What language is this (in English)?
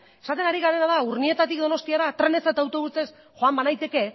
Basque